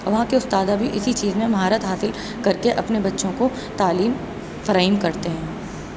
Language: Urdu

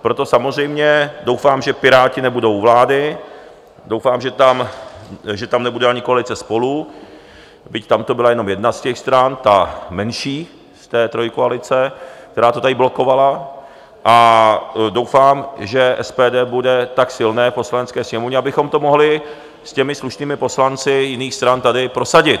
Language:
Czech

